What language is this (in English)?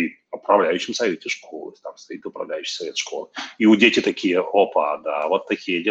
Russian